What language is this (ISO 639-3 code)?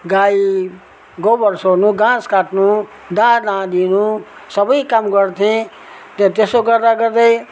nep